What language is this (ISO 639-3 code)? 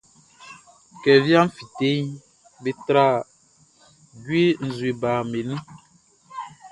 bci